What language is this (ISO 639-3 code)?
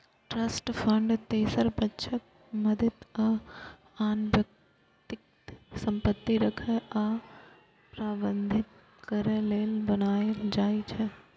mai